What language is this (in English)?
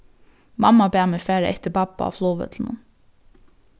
Faroese